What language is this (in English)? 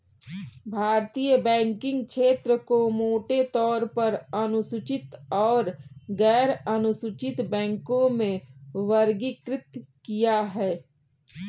Hindi